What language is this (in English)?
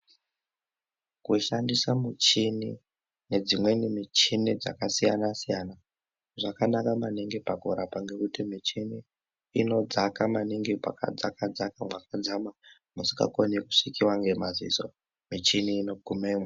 Ndau